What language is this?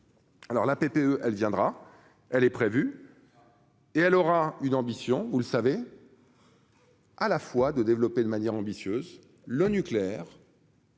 French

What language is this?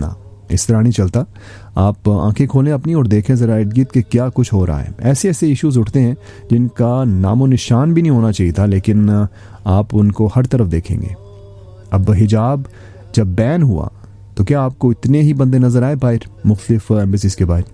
Urdu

